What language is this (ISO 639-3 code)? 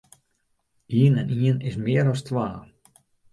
fry